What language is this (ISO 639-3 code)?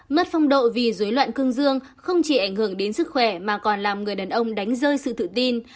vie